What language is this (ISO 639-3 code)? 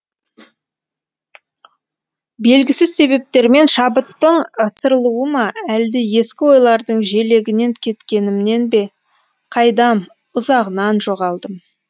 kaz